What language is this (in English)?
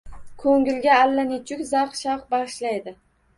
Uzbek